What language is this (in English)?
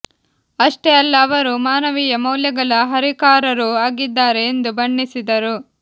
Kannada